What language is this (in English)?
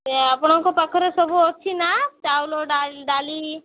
Odia